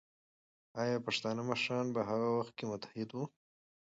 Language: Pashto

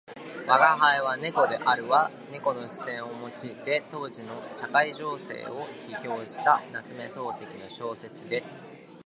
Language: Japanese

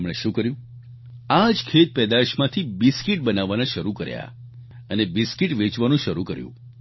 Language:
Gujarati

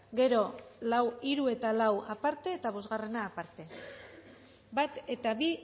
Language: Basque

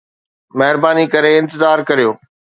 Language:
Sindhi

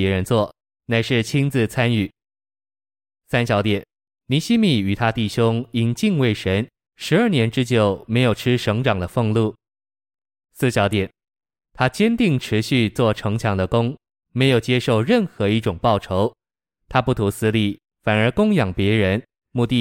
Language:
Chinese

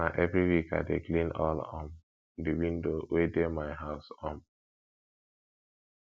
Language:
Nigerian Pidgin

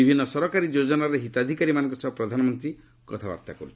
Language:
Odia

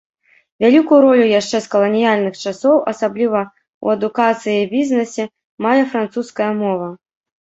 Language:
Belarusian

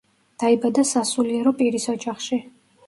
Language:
Georgian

